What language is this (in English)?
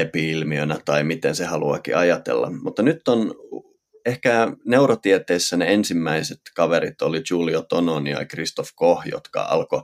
Finnish